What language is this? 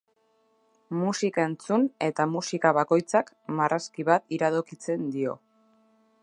Basque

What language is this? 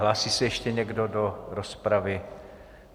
Czech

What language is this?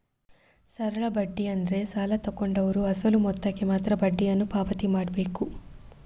Kannada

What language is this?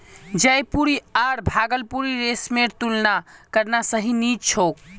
Magahi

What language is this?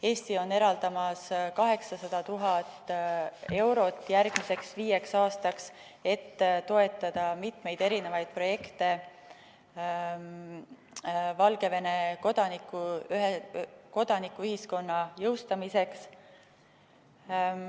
Estonian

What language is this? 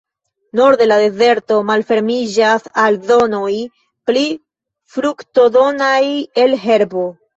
Esperanto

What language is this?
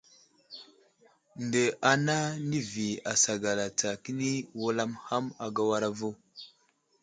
Wuzlam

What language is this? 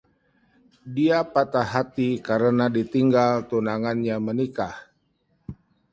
Indonesian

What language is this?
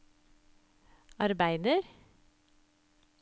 Norwegian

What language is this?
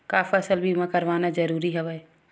Chhattisgarhi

